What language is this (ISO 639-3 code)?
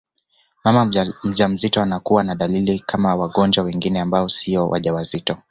swa